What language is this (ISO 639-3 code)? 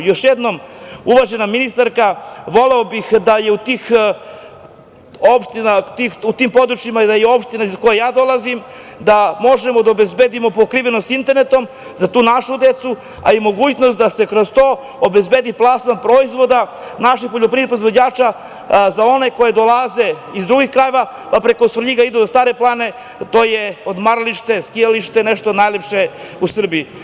srp